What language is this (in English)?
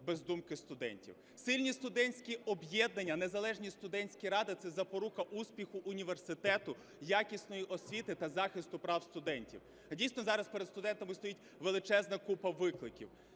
Ukrainian